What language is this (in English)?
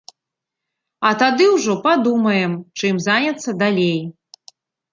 Belarusian